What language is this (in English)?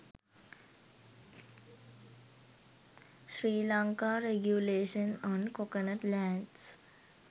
Sinhala